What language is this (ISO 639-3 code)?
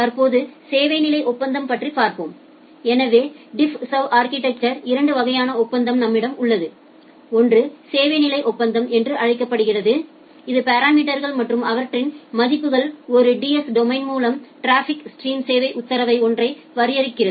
tam